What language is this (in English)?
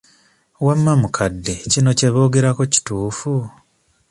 Ganda